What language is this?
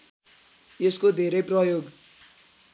Nepali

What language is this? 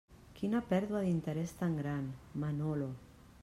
Catalan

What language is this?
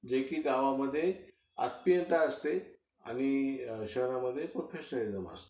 Marathi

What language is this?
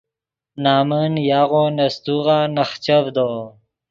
Yidgha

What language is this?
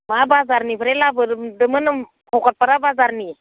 Bodo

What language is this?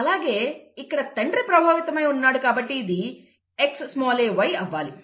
Telugu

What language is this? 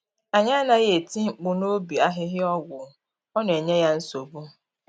Igbo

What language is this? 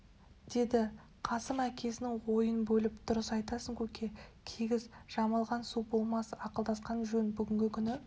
Kazakh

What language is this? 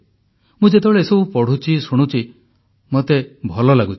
Odia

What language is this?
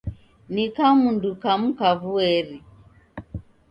Taita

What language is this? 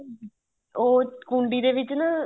Punjabi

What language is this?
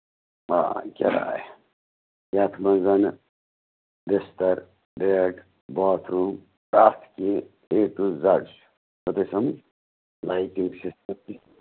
Kashmiri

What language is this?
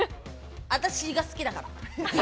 Japanese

